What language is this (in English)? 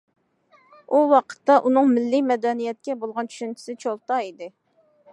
Uyghur